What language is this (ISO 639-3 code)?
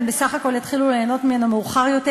heb